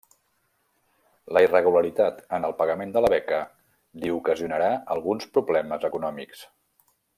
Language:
Catalan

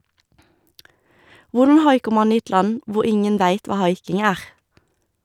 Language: Norwegian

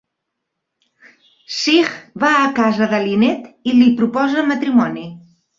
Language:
Catalan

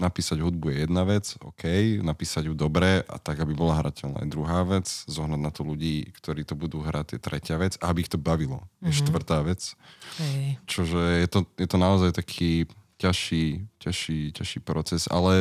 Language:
Slovak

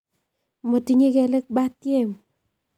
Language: Kalenjin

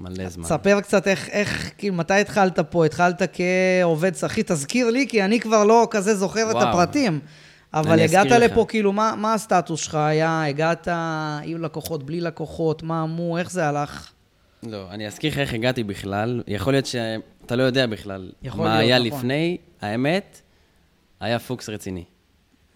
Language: Hebrew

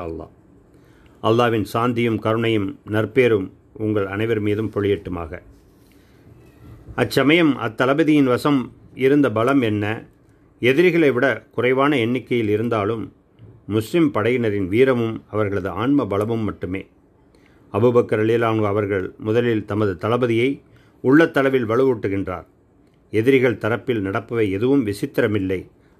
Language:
Tamil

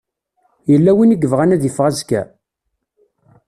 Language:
Kabyle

